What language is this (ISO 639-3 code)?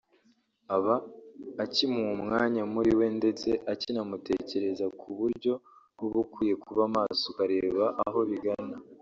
kin